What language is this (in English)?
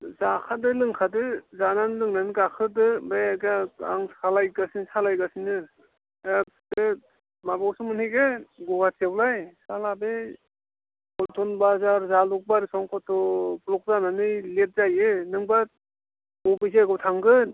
Bodo